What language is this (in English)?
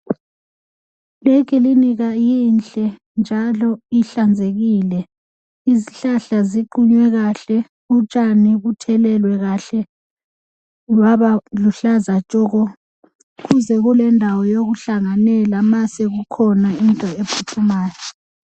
North Ndebele